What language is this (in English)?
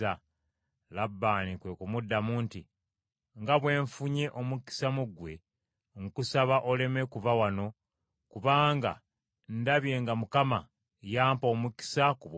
Ganda